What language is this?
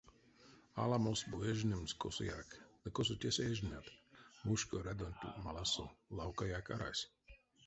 Erzya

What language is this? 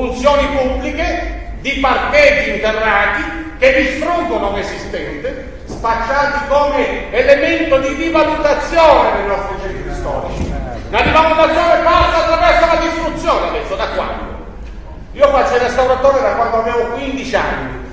Italian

